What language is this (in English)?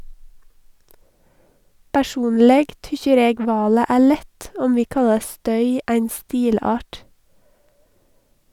Norwegian